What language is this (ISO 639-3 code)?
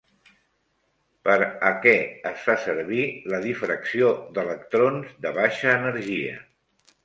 cat